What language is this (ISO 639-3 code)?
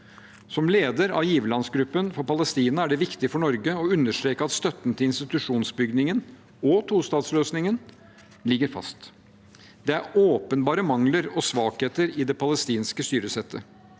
nor